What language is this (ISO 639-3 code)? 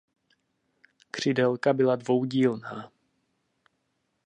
ces